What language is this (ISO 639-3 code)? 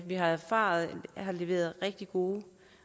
dan